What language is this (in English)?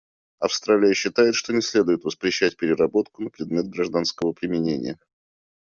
Russian